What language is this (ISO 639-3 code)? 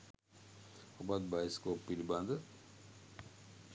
sin